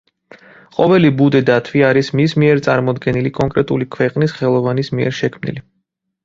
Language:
Georgian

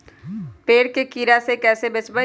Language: Magahi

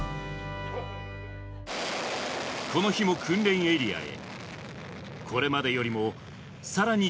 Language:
Japanese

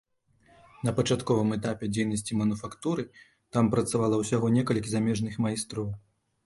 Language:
Belarusian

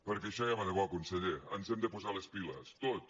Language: Catalan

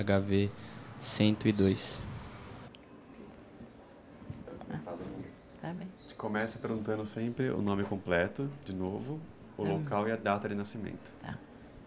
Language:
Portuguese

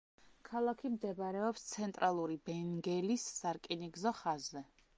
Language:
Georgian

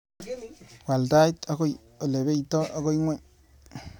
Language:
Kalenjin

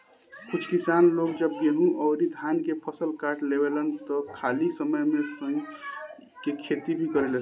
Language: Bhojpuri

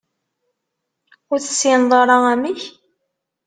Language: Kabyle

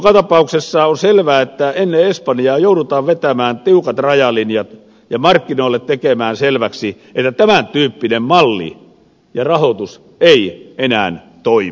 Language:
Finnish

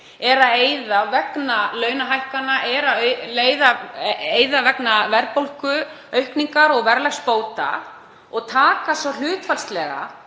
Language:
Icelandic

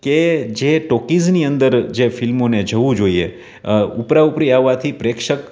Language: Gujarati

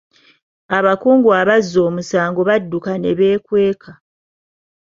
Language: Ganda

